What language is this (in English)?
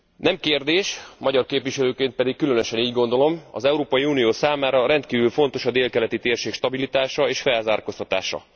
Hungarian